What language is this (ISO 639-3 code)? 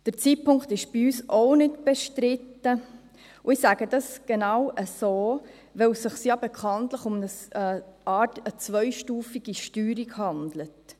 gsw